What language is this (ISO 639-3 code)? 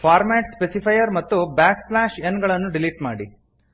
kan